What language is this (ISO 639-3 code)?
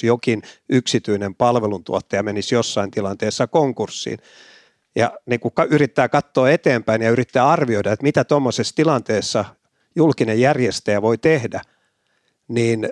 fin